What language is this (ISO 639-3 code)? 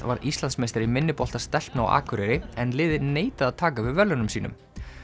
isl